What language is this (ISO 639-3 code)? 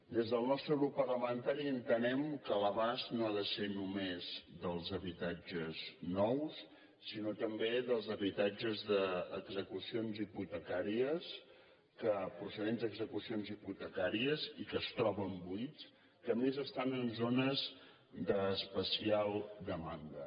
cat